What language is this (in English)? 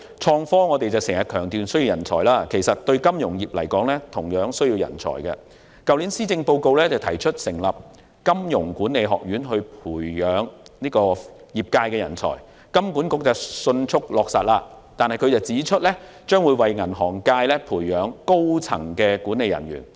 Cantonese